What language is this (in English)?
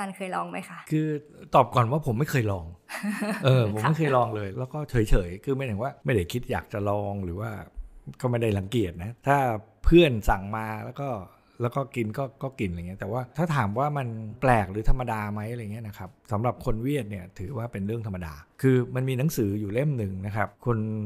Thai